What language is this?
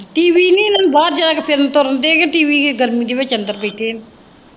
Punjabi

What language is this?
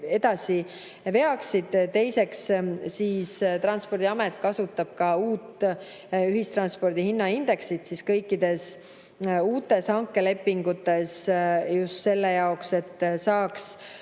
Estonian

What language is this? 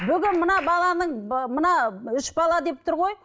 Kazakh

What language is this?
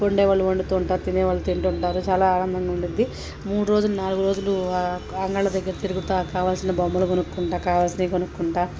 Telugu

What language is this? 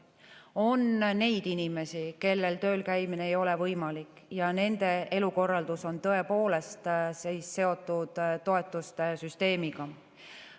Estonian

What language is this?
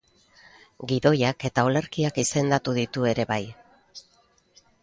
Basque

